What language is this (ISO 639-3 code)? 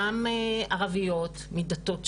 heb